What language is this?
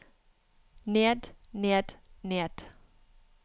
Norwegian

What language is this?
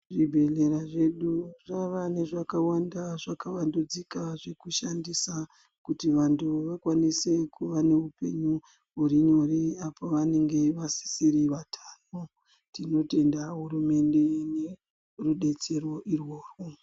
Ndau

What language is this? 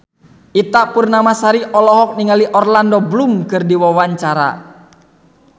Sundanese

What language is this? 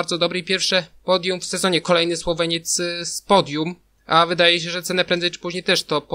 Polish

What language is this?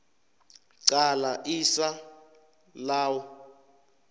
South Ndebele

